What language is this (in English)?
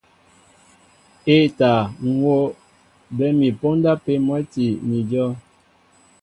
Mbo (Cameroon)